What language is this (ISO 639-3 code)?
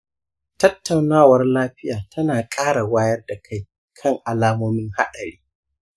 hau